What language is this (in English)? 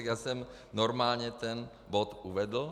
Czech